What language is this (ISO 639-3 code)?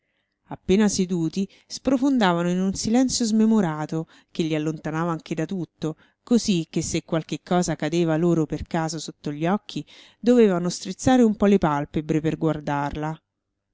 ita